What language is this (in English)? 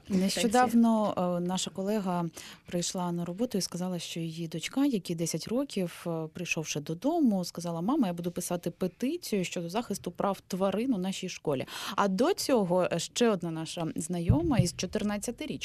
Ukrainian